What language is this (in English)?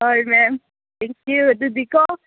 Manipuri